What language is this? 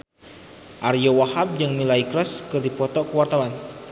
Sundanese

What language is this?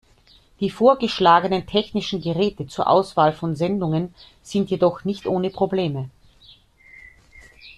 German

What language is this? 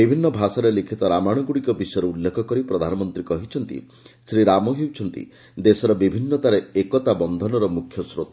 Odia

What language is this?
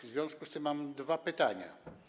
Polish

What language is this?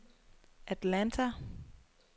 Danish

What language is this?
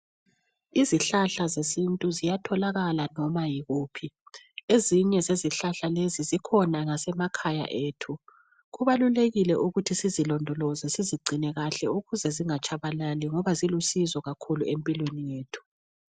North Ndebele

